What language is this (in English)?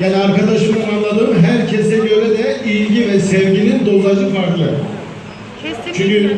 Turkish